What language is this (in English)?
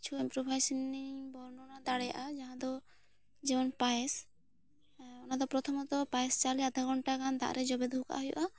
Santali